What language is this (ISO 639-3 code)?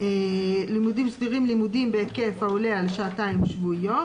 heb